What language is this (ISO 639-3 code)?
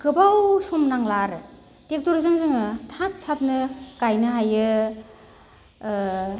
brx